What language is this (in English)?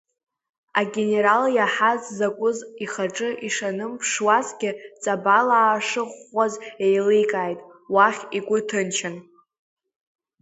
Abkhazian